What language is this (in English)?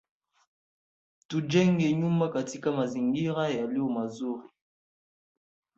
Swahili